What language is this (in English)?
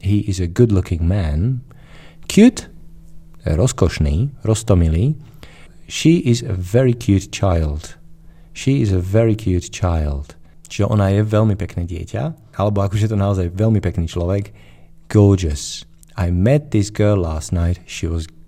Slovak